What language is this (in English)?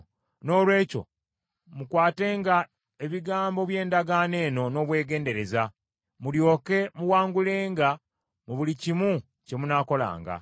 Ganda